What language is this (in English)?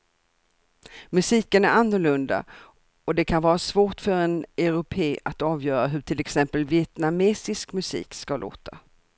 Swedish